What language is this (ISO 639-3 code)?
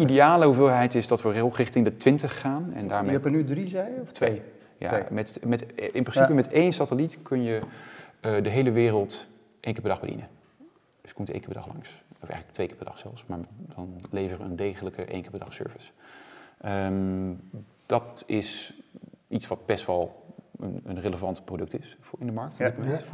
nld